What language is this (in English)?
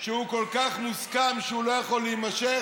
Hebrew